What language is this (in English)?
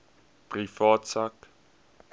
Afrikaans